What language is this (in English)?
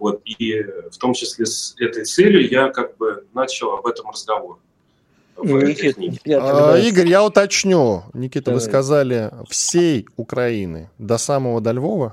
Russian